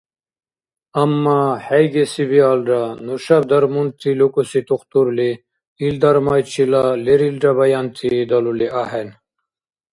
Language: Dargwa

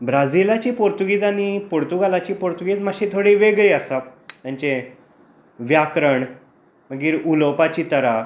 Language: Konkani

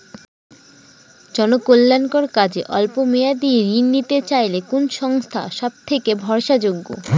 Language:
Bangla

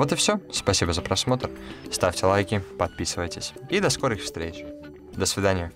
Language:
Russian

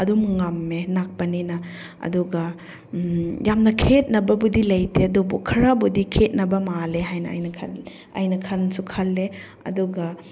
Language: Manipuri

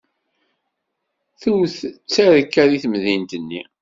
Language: Kabyle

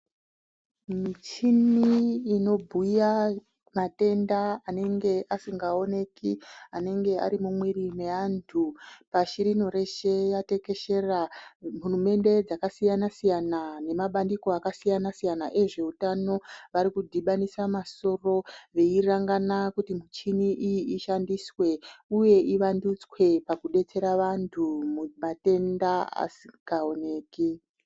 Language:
Ndau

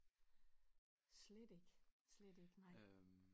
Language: Danish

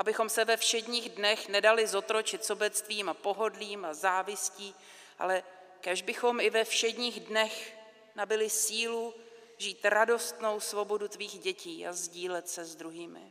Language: Czech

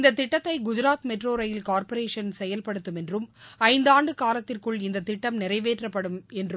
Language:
Tamil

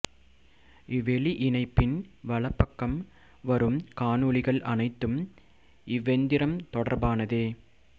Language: Tamil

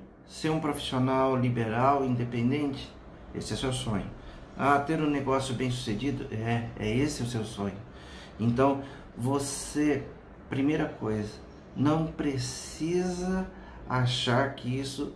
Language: Portuguese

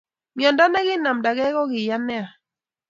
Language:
Kalenjin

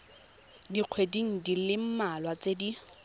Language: Tswana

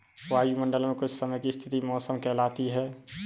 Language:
Hindi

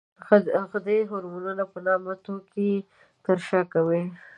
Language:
Pashto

